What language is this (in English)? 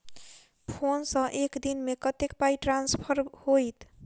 Maithili